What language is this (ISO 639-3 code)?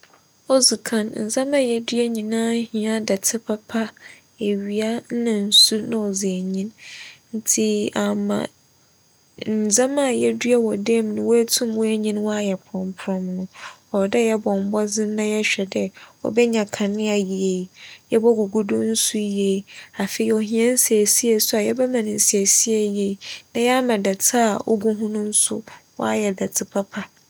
aka